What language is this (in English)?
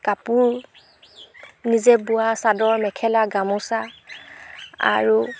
Assamese